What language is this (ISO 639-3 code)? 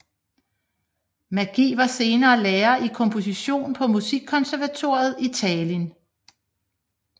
dan